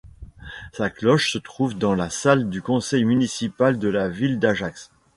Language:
French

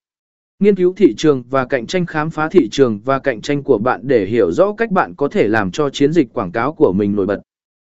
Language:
Vietnamese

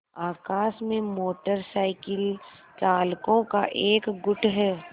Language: Hindi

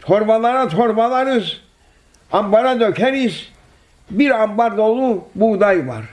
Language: Turkish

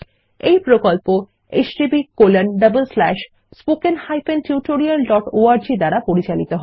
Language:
Bangla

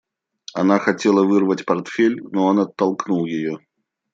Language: Russian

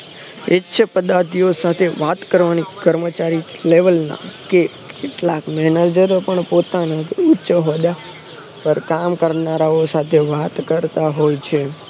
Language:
Gujarati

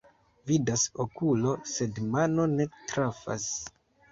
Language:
Esperanto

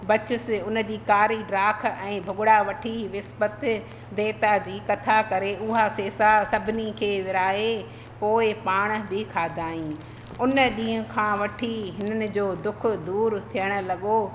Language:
Sindhi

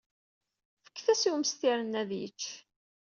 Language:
Kabyle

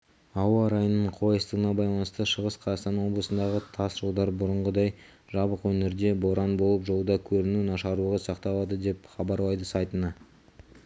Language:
Kazakh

